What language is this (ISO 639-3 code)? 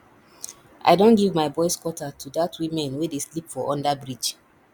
pcm